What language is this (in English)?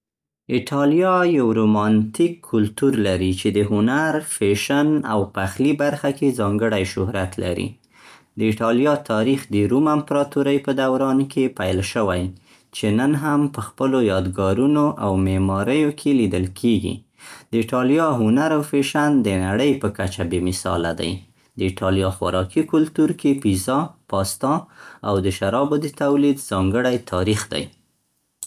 Central Pashto